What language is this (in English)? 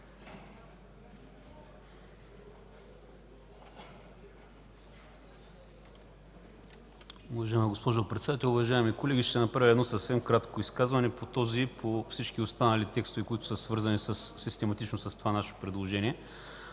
Bulgarian